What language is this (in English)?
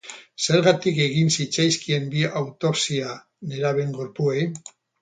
Basque